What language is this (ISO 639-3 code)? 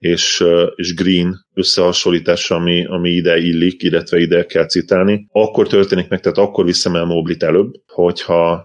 hun